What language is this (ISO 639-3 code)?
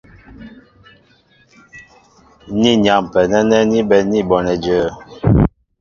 mbo